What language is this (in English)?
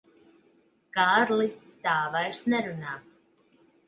Latvian